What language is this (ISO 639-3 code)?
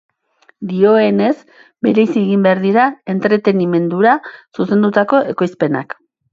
eus